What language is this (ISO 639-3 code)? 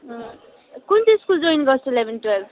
nep